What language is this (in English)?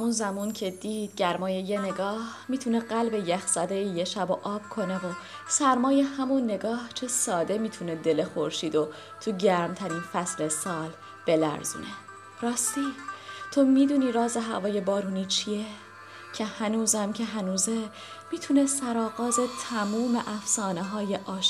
Persian